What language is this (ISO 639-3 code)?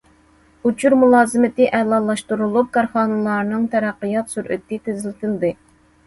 uig